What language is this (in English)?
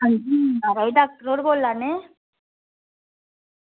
Dogri